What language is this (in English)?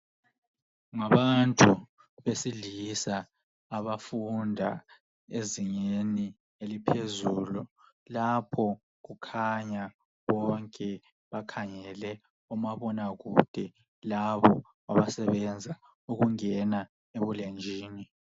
North Ndebele